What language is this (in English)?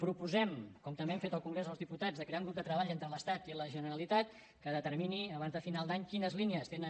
Catalan